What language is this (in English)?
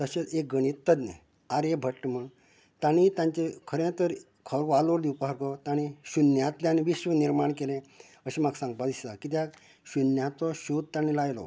Konkani